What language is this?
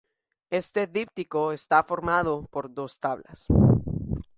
Spanish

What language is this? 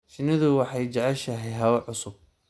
Somali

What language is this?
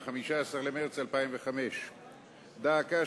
Hebrew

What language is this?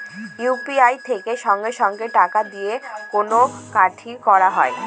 Bangla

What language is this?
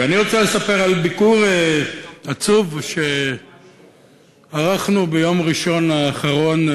Hebrew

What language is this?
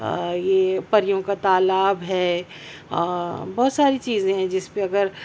Urdu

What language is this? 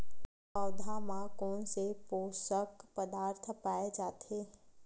Chhattisgarhi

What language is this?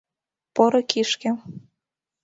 Mari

